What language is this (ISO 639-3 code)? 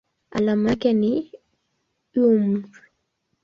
swa